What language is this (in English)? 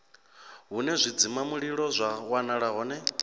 Venda